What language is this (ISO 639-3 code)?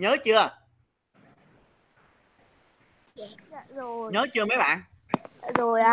vie